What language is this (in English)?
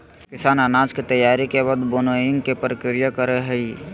Magahi